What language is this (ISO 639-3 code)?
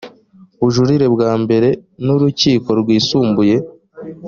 kin